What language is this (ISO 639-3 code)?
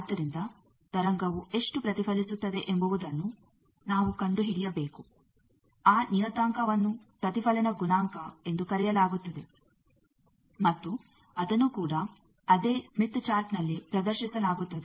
kan